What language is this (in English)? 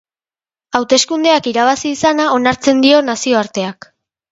Basque